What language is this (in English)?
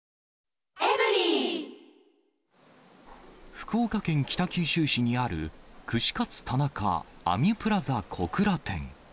Japanese